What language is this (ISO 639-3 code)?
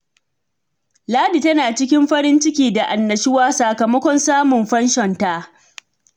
hau